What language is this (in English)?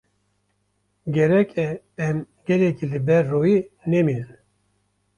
Kurdish